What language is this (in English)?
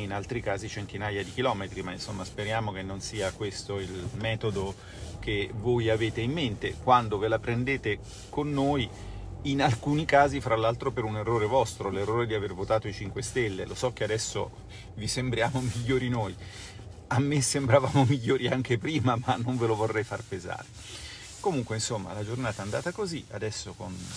Italian